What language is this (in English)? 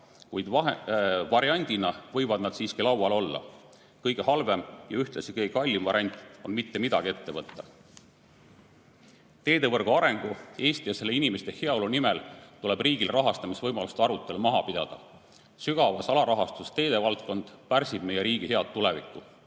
Estonian